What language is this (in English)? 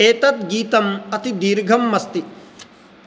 Sanskrit